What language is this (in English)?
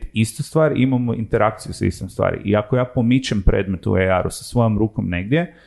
Croatian